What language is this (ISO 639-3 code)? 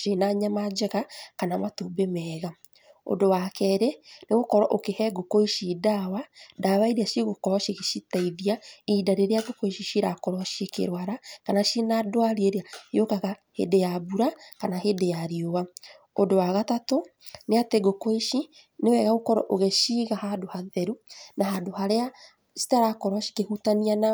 kik